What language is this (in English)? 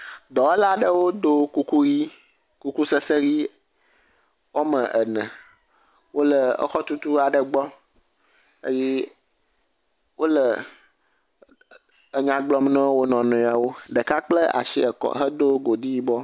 Ewe